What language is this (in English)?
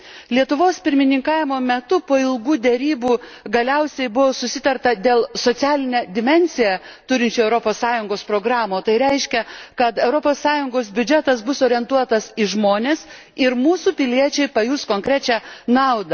Lithuanian